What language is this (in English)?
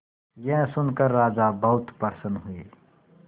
Hindi